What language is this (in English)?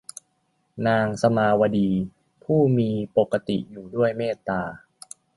Thai